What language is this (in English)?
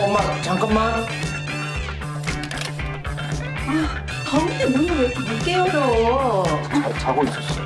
Korean